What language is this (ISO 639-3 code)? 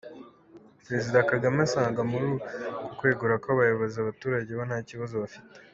kin